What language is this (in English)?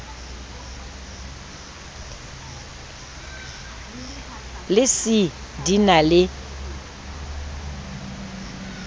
Southern Sotho